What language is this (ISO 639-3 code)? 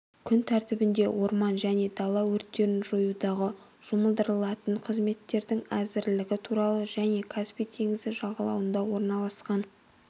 kaz